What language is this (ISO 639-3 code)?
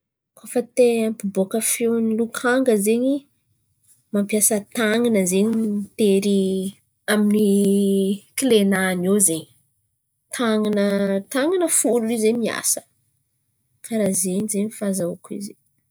xmv